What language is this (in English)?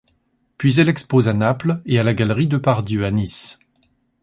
French